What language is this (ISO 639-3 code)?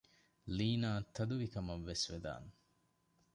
div